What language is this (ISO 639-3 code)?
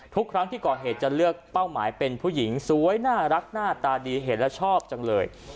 tha